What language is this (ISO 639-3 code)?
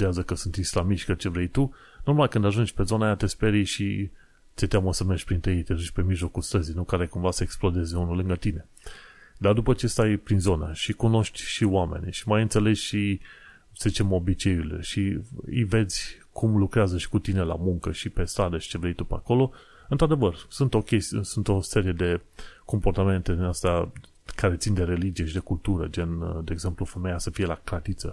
ron